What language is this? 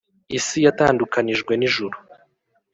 Kinyarwanda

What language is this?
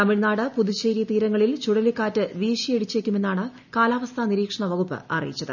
Malayalam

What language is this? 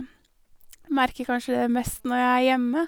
Norwegian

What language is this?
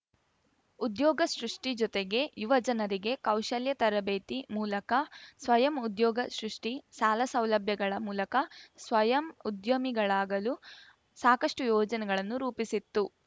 Kannada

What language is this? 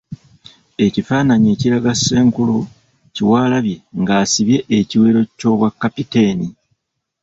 Ganda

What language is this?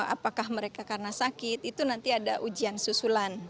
Indonesian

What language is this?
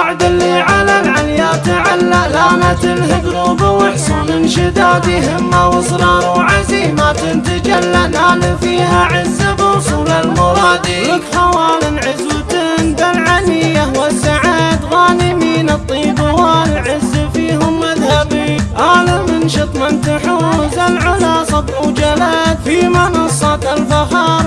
Arabic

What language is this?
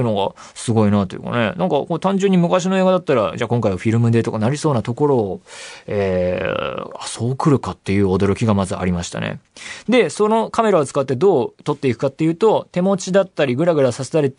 Japanese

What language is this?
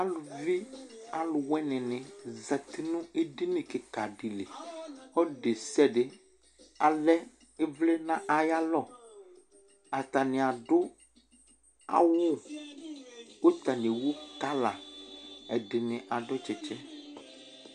Ikposo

